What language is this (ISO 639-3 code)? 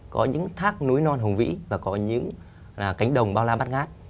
vie